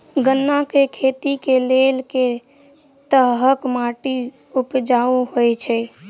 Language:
Maithili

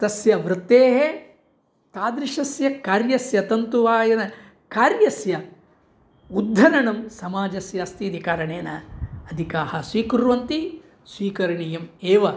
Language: Sanskrit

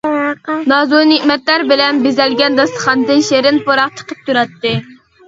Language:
Uyghur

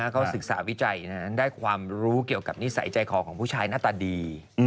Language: Thai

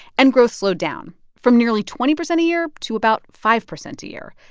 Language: English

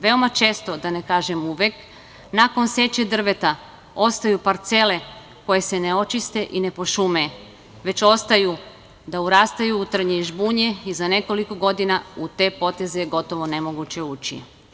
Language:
Serbian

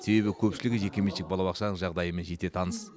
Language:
Kazakh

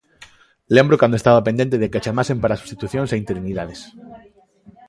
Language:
Galician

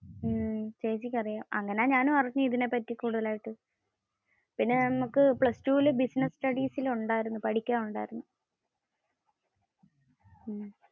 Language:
Malayalam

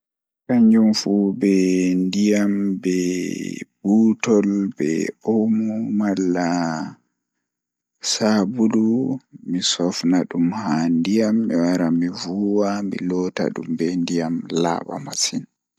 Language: Fula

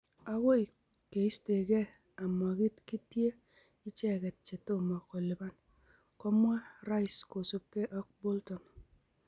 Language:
Kalenjin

